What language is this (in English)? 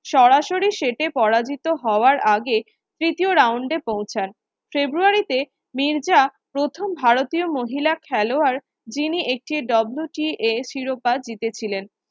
Bangla